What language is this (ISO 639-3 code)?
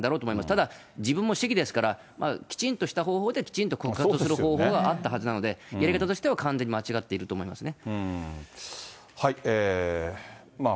jpn